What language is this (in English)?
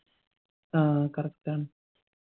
Malayalam